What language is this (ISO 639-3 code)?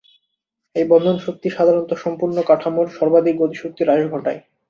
ben